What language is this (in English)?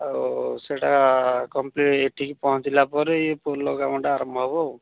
Odia